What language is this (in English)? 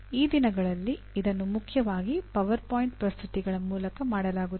Kannada